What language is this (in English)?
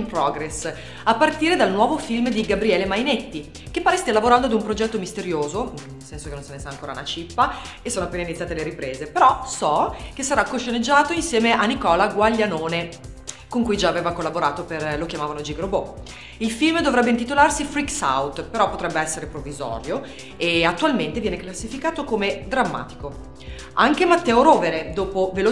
Italian